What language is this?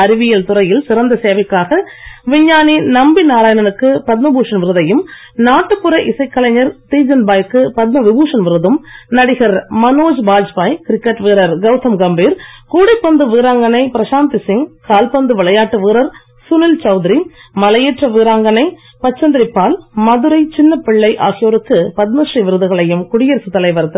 Tamil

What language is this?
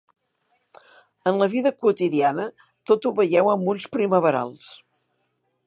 Catalan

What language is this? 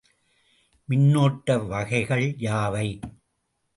Tamil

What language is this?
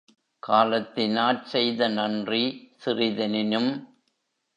Tamil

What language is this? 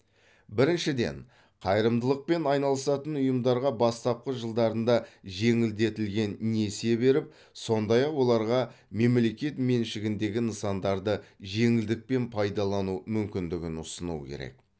Kazakh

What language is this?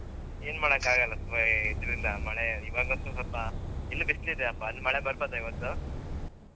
Kannada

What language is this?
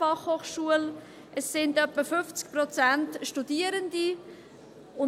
Swiss German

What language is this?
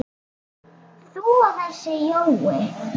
Icelandic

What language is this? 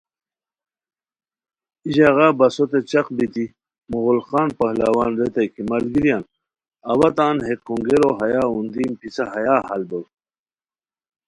Khowar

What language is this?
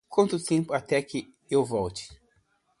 Portuguese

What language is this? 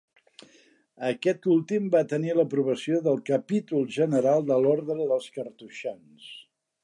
Catalan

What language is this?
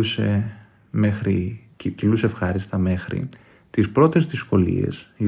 Greek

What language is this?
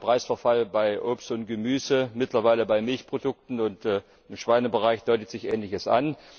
German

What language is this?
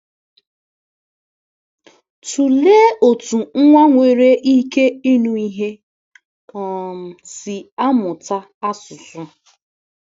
Igbo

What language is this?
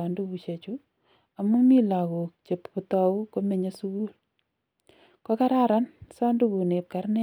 Kalenjin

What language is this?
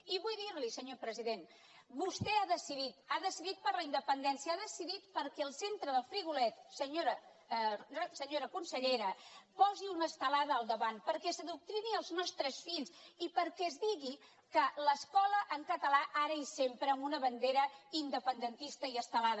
Catalan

